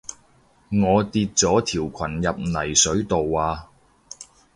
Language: Cantonese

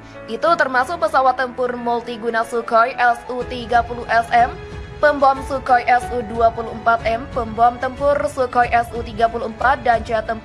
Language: Indonesian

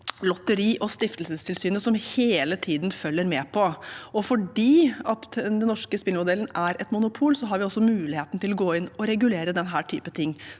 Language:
Norwegian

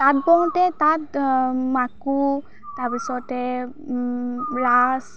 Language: Assamese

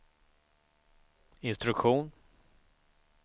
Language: Swedish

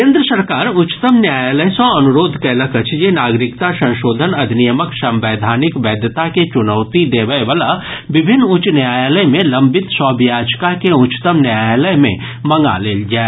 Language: Maithili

